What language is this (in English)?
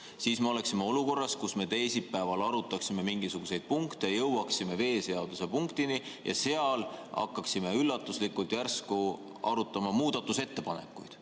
Estonian